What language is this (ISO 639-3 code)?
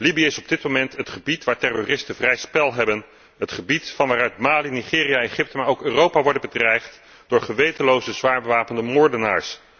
nld